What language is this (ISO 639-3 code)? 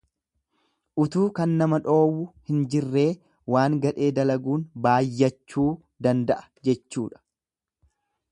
orm